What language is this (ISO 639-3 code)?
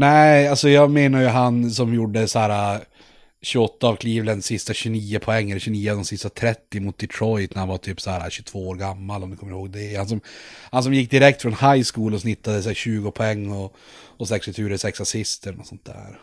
swe